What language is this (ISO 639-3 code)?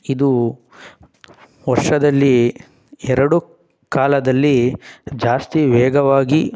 kan